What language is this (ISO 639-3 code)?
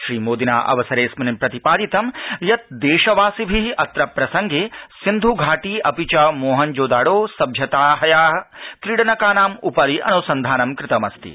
san